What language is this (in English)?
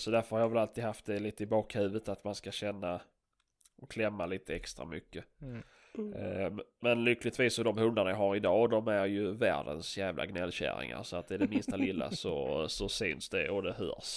Swedish